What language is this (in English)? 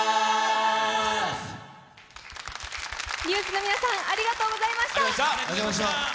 Japanese